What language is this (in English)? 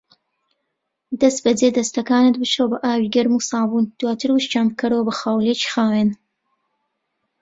Central Kurdish